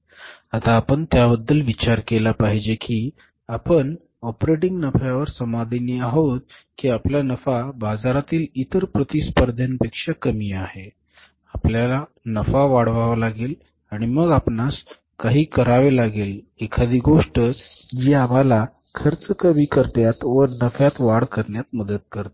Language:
Marathi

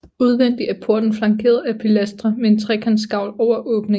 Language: Danish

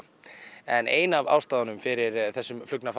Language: Icelandic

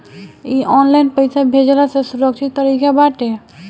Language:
Bhojpuri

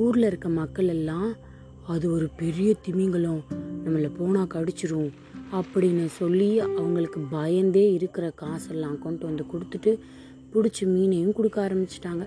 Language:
Tamil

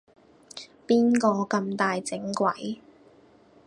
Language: Cantonese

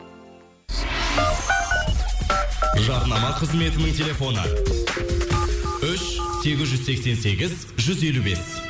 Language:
Kazakh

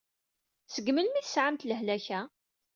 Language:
Kabyle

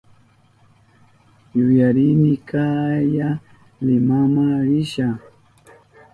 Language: Southern Pastaza Quechua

